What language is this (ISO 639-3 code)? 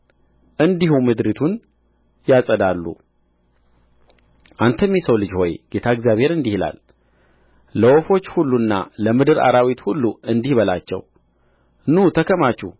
amh